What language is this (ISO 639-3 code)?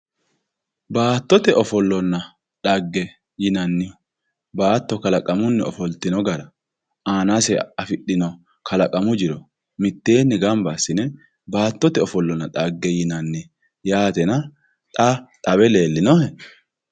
sid